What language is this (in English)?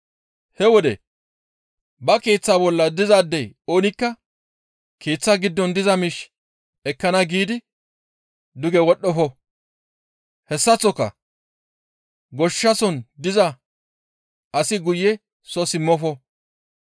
Gamo